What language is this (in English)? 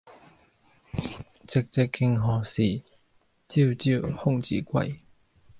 Cantonese